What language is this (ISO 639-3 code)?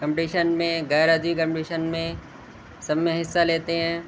urd